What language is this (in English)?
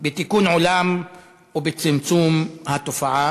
Hebrew